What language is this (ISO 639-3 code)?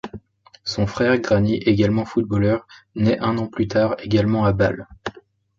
fra